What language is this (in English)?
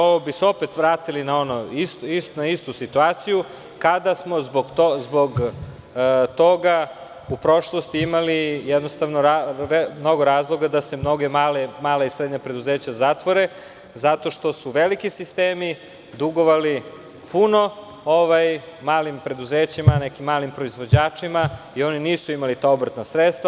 Serbian